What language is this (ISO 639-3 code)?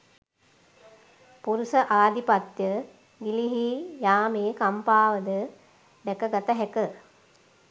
sin